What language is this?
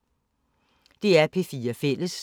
Danish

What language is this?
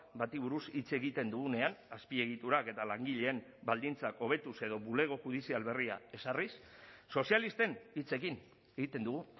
Basque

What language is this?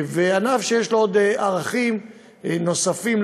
Hebrew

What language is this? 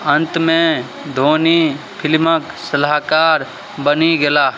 Maithili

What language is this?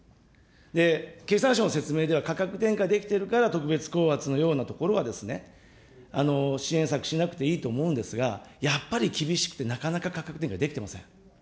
Japanese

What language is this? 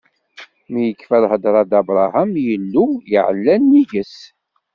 Kabyle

